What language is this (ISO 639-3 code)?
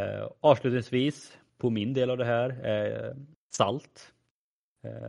swe